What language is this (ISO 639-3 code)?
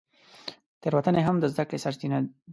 pus